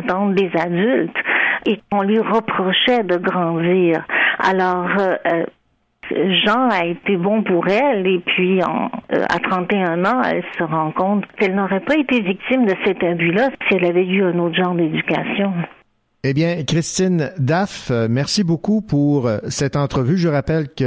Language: French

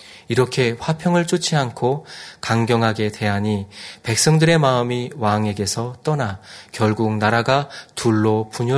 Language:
Korean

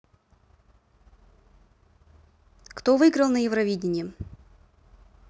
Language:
Russian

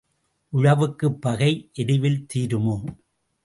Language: Tamil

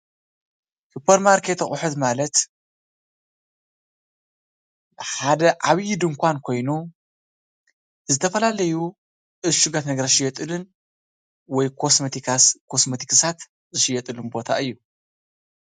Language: Tigrinya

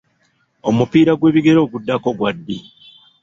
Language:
Ganda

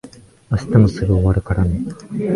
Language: Japanese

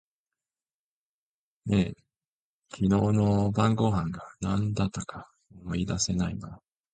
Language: Japanese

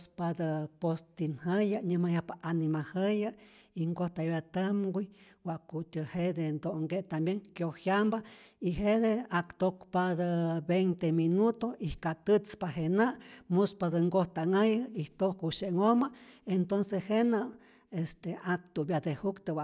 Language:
Rayón Zoque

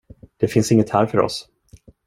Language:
Swedish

